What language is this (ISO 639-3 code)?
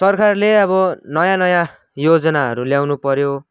nep